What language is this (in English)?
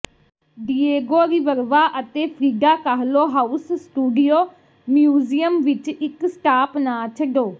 Punjabi